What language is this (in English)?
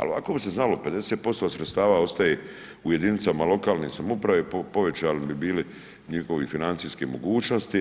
Croatian